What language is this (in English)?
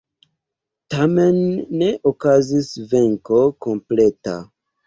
Esperanto